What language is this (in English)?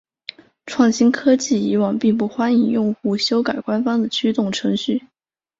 Chinese